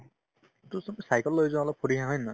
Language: Assamese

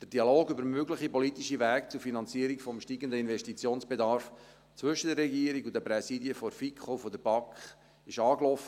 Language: Swiss German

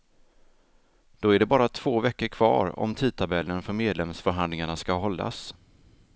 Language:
Swedish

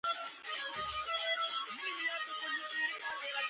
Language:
Georgian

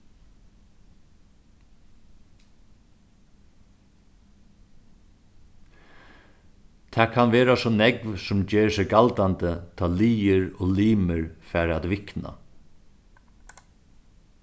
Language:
Faroese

